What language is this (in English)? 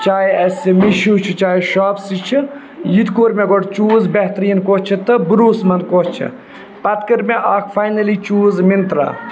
Kashmiri